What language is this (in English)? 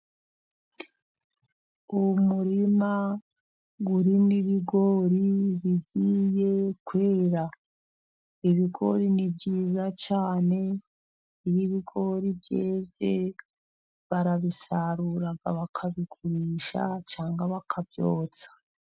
Kinyarwanda